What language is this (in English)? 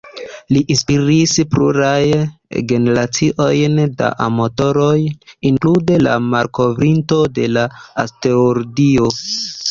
Esperanto